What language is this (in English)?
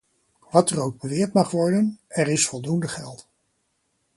Dutch